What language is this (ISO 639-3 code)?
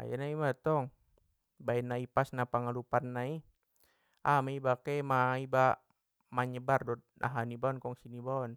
btm